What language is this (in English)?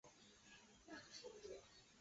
Chinese